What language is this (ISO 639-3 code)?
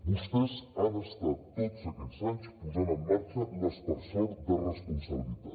cat